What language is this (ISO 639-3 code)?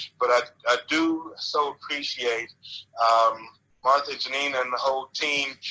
eng